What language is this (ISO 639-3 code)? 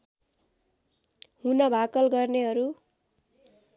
nep